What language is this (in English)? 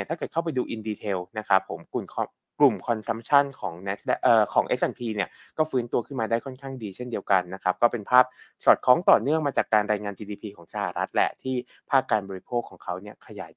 Thai